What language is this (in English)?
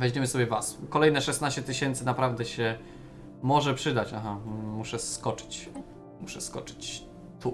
Polish